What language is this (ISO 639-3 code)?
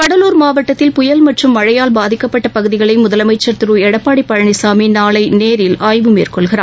tam